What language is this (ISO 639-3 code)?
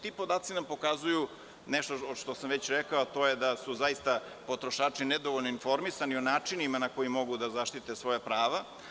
srp